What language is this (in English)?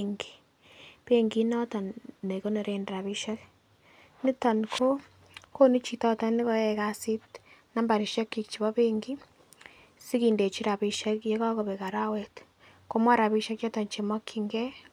Kalenjin